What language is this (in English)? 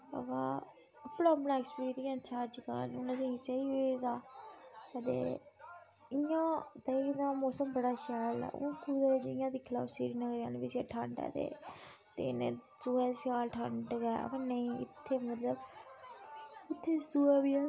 Dogri